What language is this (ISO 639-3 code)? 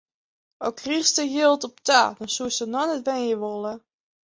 fry